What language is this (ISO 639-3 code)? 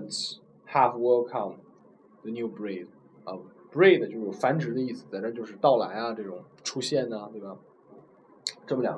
zho